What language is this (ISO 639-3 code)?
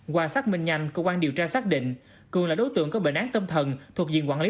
vie